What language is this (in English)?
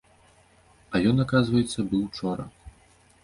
Belarusian